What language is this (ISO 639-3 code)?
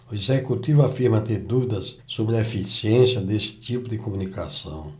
por